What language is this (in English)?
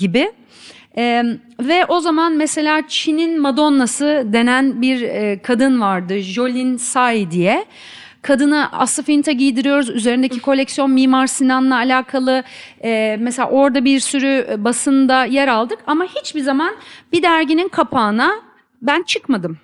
Turkish